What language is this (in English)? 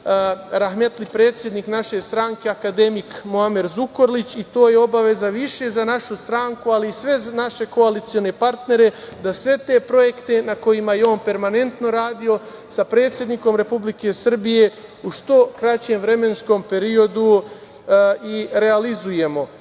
Serbian